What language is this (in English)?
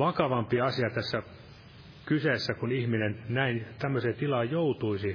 Finnish